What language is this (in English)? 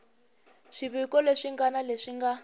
Tsonga